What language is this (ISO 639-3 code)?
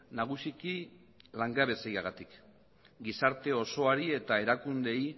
eus